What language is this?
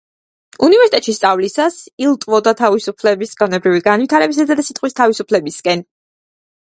Georgian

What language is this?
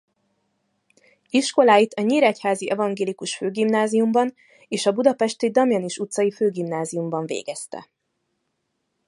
Hungarian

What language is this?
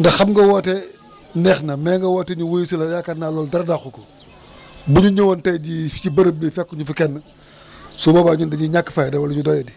Wolof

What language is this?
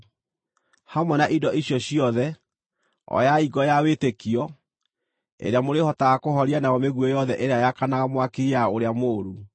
Kikuyu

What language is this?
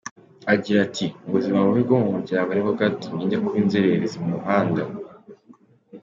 Kinyarwanda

